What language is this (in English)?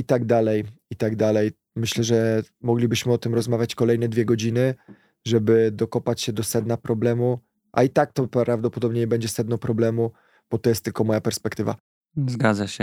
Polish